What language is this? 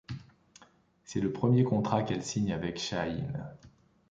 French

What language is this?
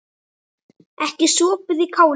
Icelandic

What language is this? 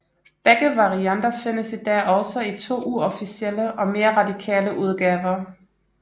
Danish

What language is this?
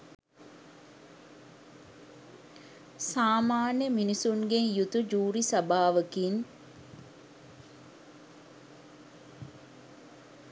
Sinhala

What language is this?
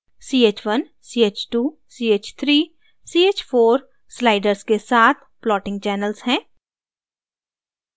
Hindi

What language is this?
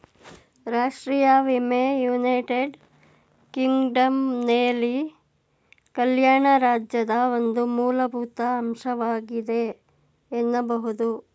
Kannada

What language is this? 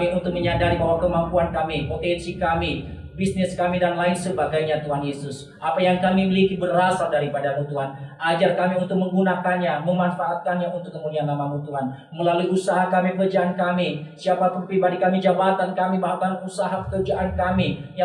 Indonesian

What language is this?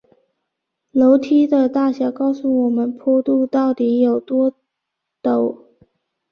Chinese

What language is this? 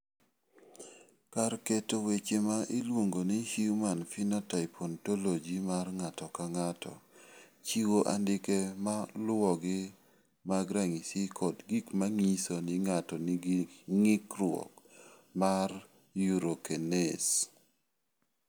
Luo (Kenya and Tanzania)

